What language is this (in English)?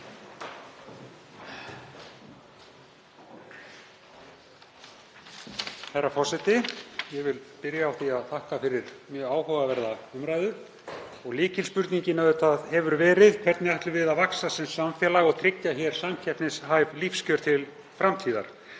Icelandic